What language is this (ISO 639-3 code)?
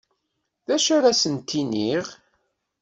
kab